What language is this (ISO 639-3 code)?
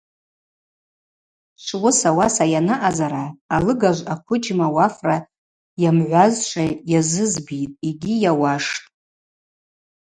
abq